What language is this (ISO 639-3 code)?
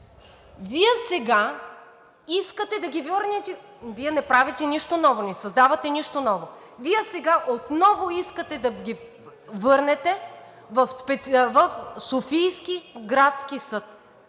bul